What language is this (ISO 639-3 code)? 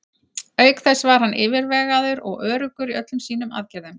isl